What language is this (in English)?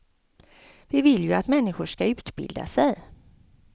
Swedish